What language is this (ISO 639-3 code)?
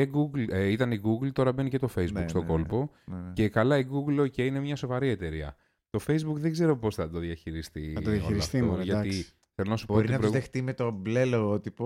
ell